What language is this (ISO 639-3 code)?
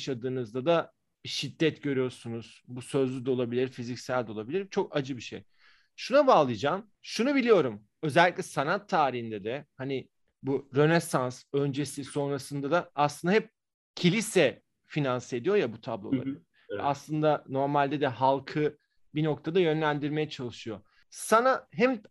tur